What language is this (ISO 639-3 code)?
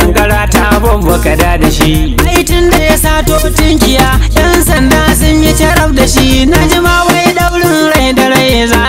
nld